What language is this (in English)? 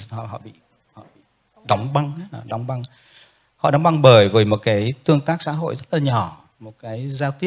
Vietnamese